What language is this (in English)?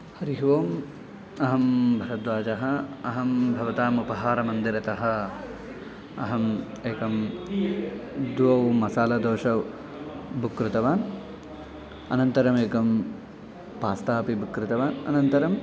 Sanskrit